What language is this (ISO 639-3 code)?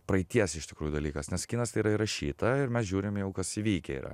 lit